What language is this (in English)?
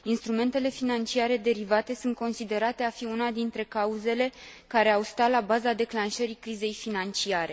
Romanian